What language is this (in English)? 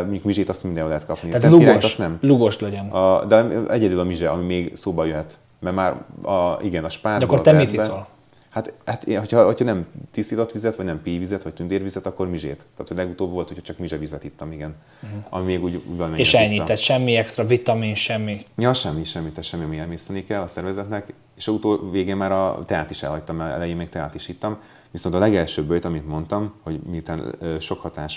Hungarian